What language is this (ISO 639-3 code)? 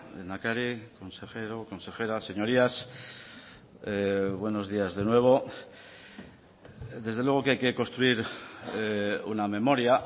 spa